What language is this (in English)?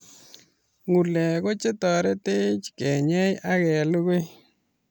Kalenjin